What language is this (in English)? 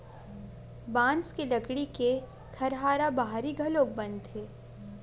Chhattisgarhi